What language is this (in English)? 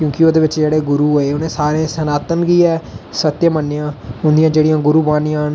Dogri